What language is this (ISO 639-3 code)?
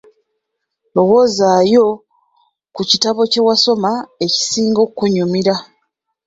lug